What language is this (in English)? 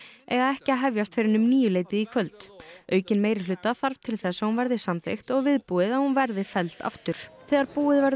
Icelandic